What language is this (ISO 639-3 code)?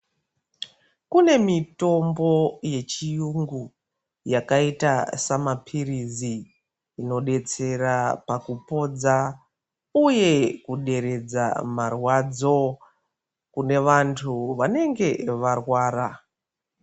ndc